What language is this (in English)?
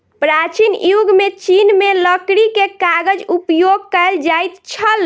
Maithili